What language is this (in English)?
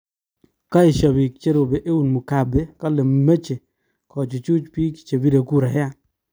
Kalenjin